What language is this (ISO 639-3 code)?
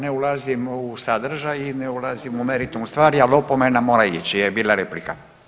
hrv